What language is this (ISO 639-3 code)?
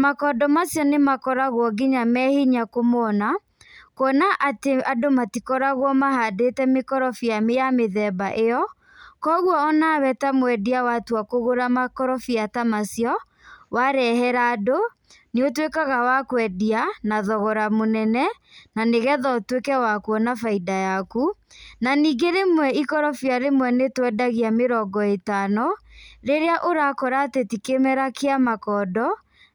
kik